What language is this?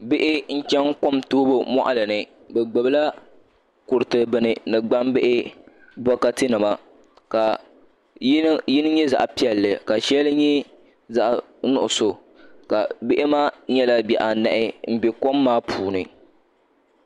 Dagbani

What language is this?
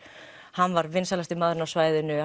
Icelandic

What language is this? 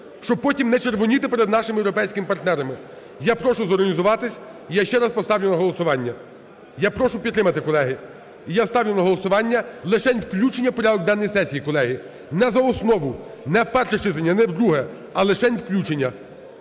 Ukrainian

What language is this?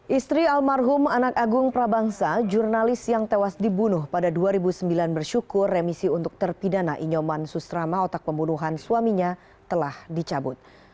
Indonesian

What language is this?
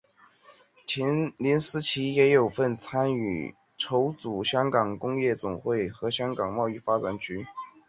Chinese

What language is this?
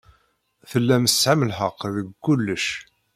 Kabyle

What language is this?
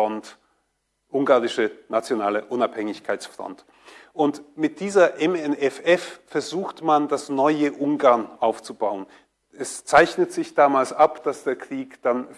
German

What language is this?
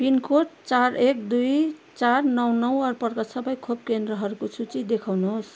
Nepali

